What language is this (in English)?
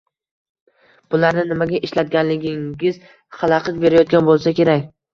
Uzbek